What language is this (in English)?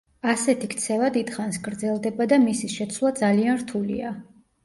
Georgian